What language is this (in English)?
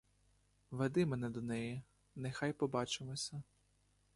Ukrainian